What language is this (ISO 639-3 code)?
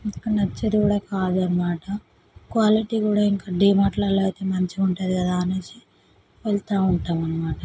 tel